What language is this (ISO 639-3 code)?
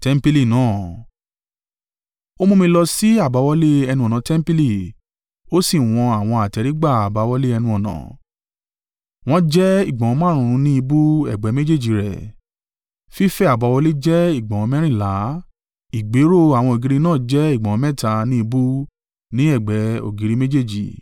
yor